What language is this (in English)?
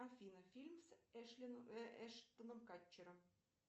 Russian